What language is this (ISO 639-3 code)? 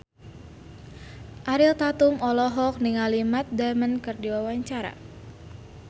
sun